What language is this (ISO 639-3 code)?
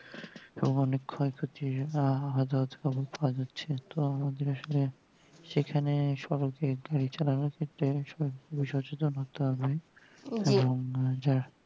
ben